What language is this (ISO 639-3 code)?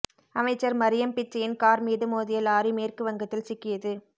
tam